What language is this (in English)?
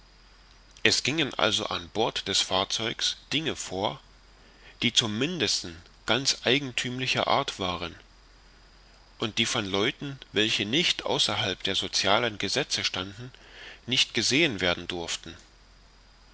German